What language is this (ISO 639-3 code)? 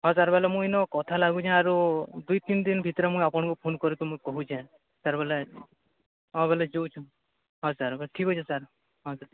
ori